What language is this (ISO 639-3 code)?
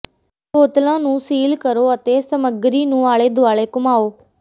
pan